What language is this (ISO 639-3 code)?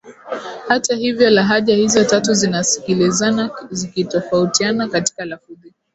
swa